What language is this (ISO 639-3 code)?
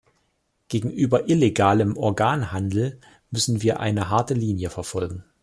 deu